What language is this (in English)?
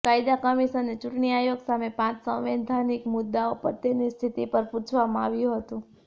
Gujarati